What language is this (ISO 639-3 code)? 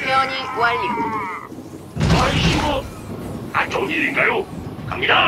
kor